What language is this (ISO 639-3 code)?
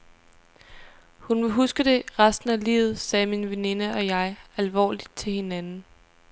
dan